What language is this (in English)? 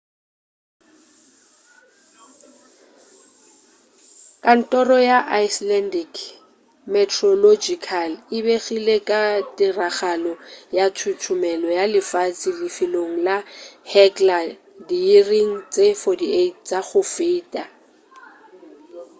Northern Sotho